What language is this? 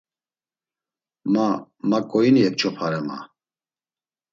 Laz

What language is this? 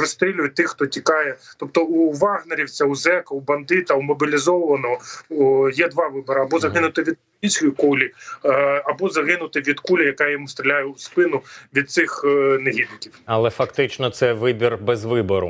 Ukrainian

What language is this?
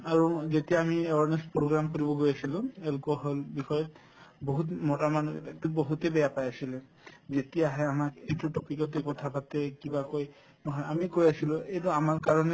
Assamese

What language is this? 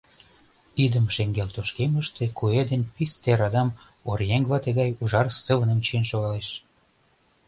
Mari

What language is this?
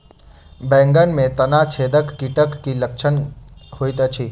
Maithili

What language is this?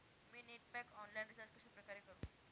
Marathi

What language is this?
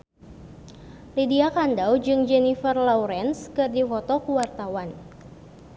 Sundanese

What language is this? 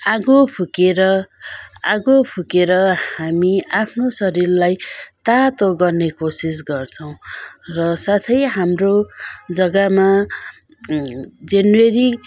Nepali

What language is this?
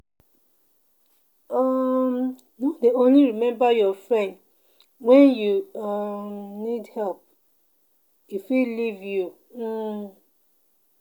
Nigerian Pidgin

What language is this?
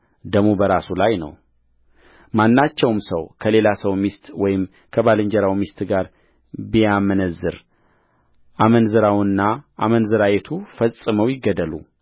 Amharic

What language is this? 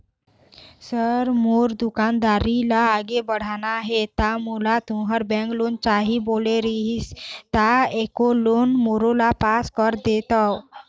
Chhattisgarhi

